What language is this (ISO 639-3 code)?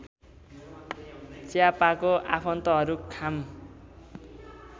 nep